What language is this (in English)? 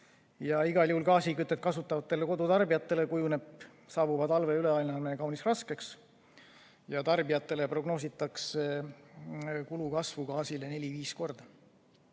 Estonian